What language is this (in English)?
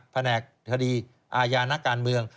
Thai